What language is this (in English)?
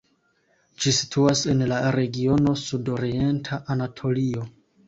Esperanto